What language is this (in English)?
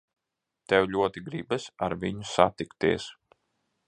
Latvian